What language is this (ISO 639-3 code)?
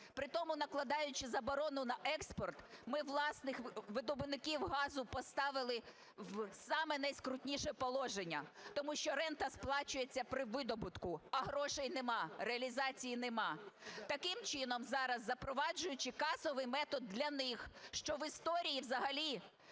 ukr